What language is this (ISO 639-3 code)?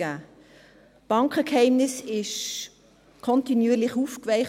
gsw